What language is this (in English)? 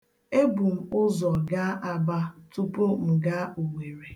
Igbo